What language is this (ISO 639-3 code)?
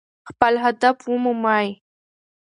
pus